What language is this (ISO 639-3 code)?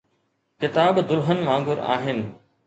snd